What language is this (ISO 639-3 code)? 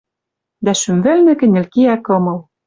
mrj